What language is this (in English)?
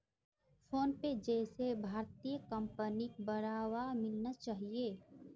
Magahi